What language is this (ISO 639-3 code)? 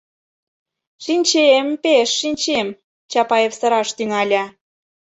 chm